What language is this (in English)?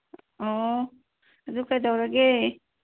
Manipuri